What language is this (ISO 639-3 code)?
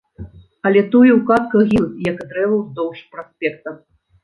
bel